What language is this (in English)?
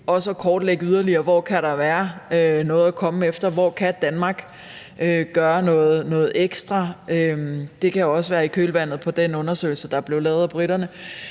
Danish